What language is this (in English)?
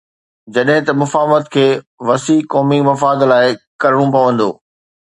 Sindhi